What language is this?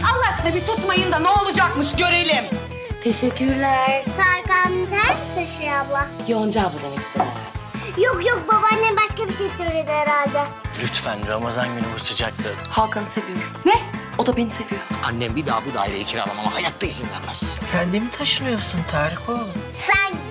Turkish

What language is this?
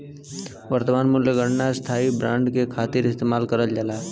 Bhojpuri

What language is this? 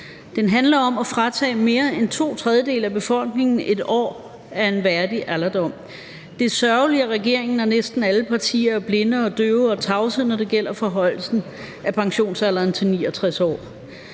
Danish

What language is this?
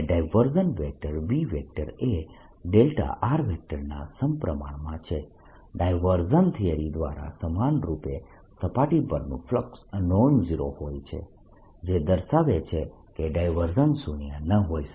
Gujarati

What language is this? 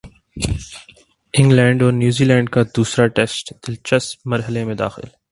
Urdu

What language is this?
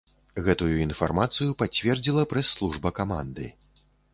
Belarusian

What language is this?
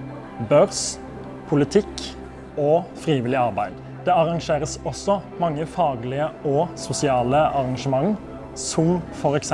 Norwegian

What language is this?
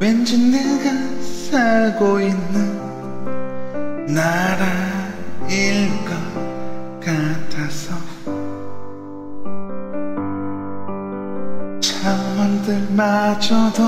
Korean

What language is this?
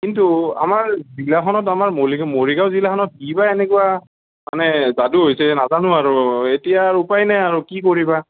Assamese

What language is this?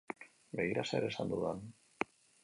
Basque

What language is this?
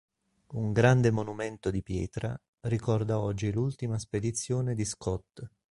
Italian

